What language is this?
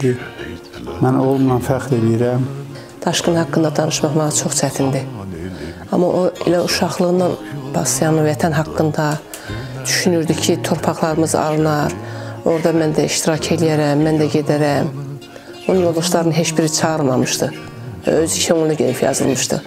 Turkish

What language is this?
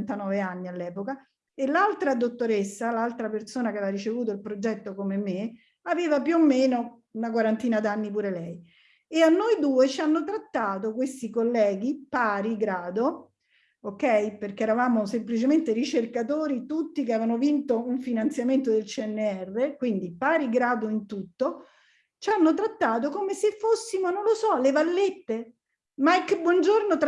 Italian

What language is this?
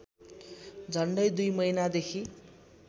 Nepali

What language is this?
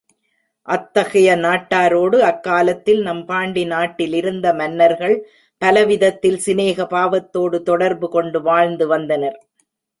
Tamil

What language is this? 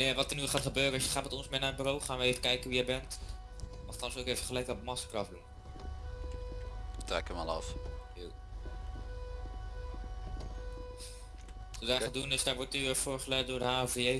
Dutch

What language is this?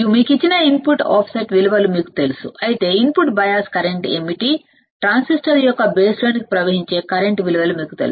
Telugu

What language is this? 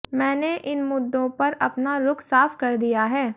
Hindi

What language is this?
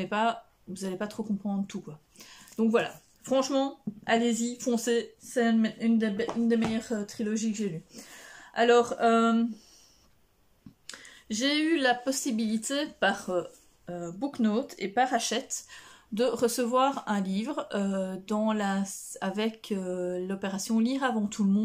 French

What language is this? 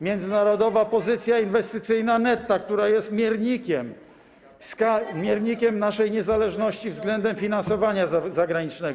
Polish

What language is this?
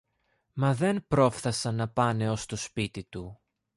Greek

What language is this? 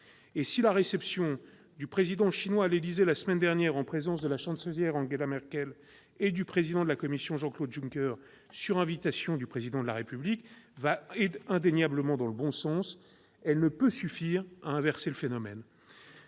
French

